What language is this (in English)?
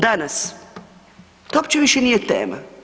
Croatian